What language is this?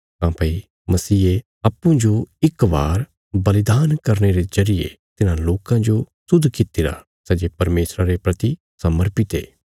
Bilaspuri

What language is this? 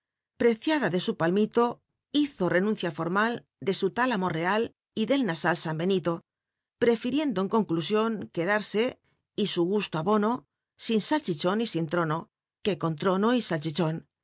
Spanish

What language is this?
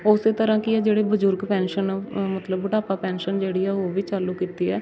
Punjabi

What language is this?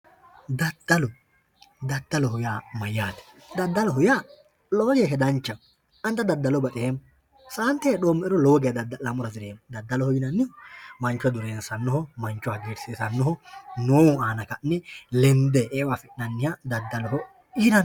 Sidamo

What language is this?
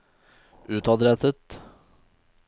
Norwegian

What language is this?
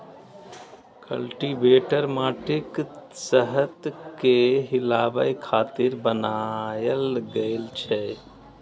Maithili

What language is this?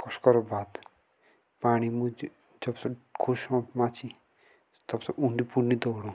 Jaunsari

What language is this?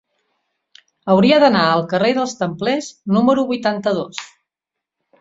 Catalan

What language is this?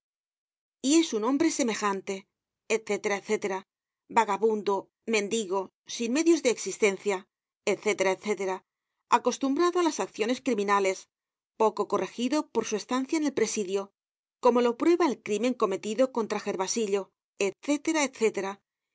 Spanish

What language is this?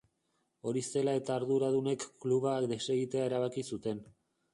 Basque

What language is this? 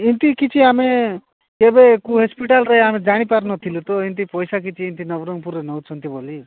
Odia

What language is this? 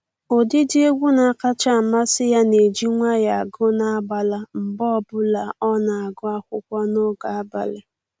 Igbo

